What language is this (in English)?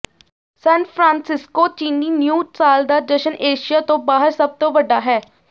Punjabi